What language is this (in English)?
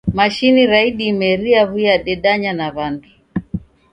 Taita